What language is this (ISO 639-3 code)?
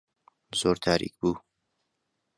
ckb